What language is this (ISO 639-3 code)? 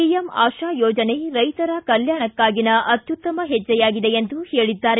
kan